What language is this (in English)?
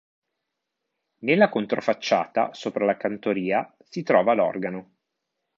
Italian